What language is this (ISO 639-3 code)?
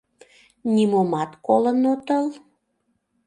chm